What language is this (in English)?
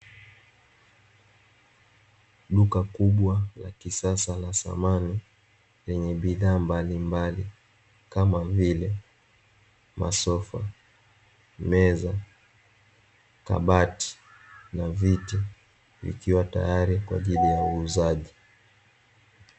Swahili